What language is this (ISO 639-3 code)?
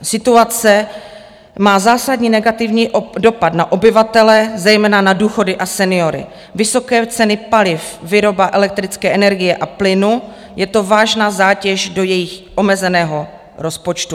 ces